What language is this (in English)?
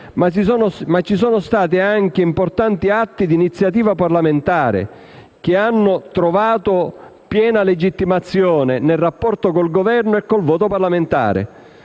Italian